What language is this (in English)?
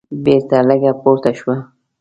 Pashto